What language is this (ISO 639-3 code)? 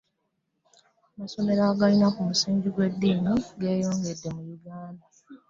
lug